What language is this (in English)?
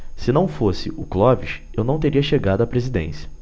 Portuguese